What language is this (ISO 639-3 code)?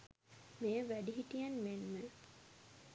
sin